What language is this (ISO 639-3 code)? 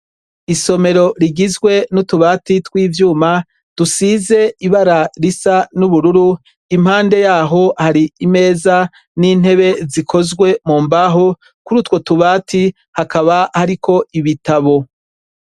run